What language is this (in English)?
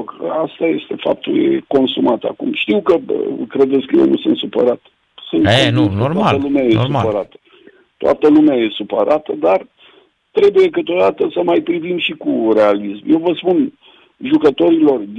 Romanian